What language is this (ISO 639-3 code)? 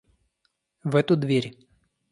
rus